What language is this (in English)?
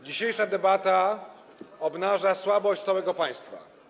Polish